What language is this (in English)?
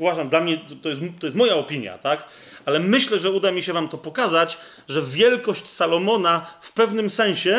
Polish